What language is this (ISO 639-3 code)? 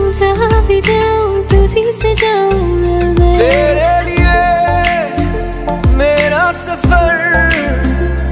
ind